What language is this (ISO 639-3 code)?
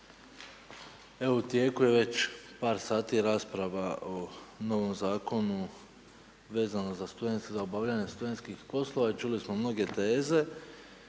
hrv